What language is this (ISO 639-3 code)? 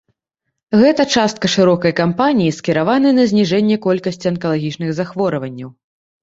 bel